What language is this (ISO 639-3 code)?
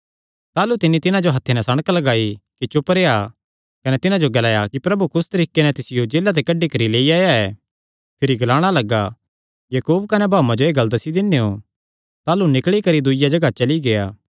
xnr